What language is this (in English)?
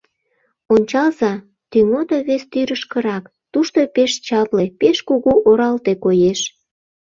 Mari